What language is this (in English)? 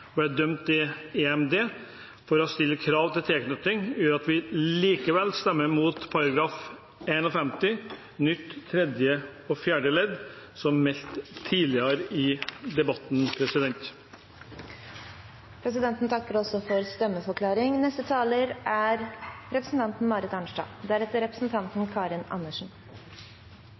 Norwegian Bokmål